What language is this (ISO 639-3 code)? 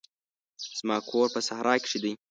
pus